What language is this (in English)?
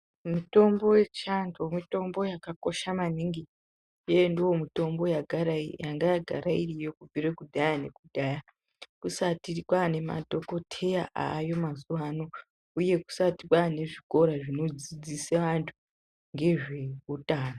Ndau